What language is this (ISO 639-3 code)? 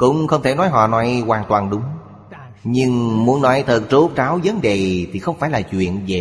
vie